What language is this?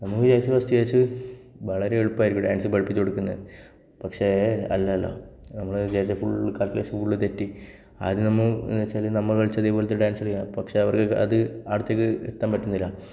Malayalam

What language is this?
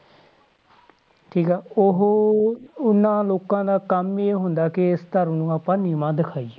Punjabi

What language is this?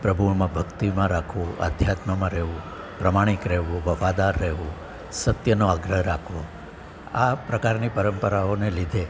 Gujarati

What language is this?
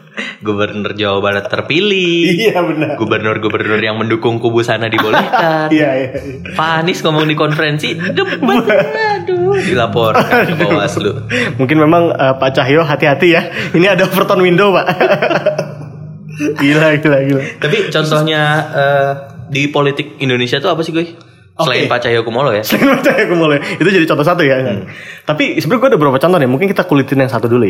Indonesian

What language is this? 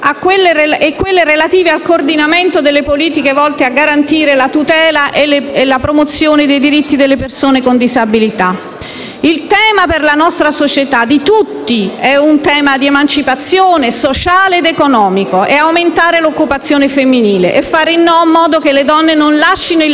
Italian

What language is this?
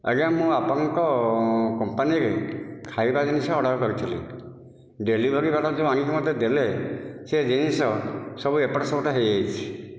Odia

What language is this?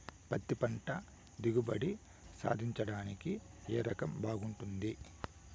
Telugu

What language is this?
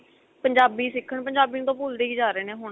Punjabi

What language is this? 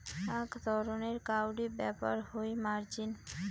Bangla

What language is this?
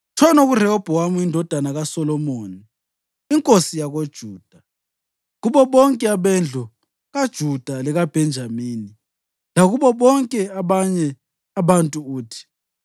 North Ndebele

